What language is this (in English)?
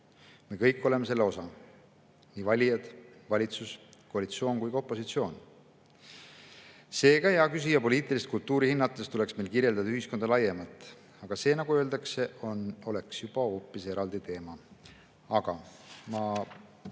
Estonian